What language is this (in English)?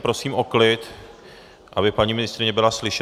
Czech